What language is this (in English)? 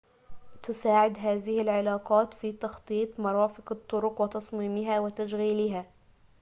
Arabic